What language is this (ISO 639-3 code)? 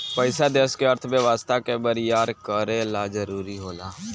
bho